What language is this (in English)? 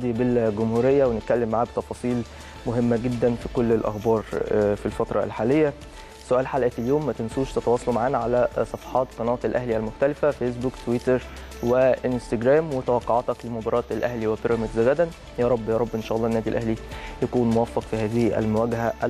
Arabic